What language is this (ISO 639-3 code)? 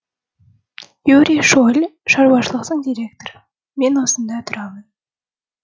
kaz